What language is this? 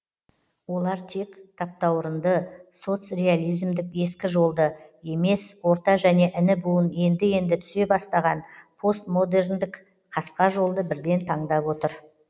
Kazakh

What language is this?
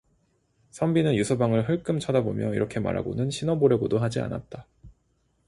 Korean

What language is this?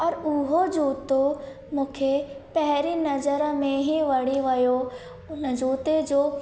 Sindhi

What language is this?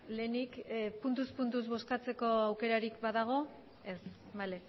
Basque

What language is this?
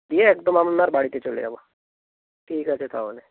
Bangla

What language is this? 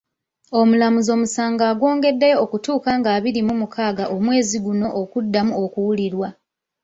Ganda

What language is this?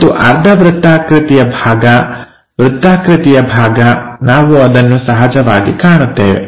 Kannada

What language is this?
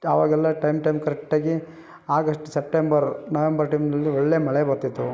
Kannada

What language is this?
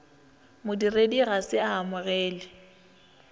Northern Sotho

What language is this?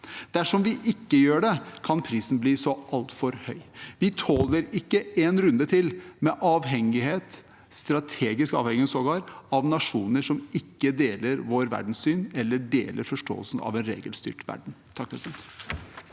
Norwegian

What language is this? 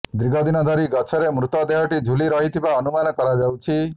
Odia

